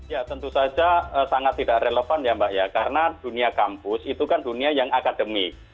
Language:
Indonesian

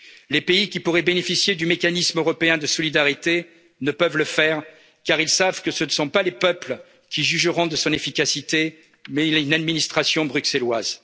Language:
French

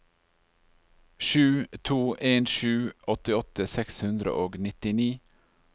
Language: Norwegian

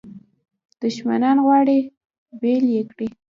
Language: Pashto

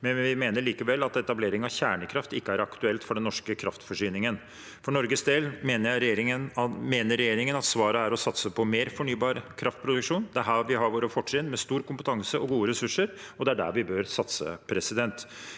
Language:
Norwegian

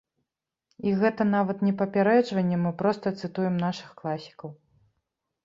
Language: Belarusian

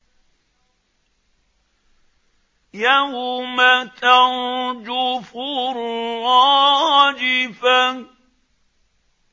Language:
Arabic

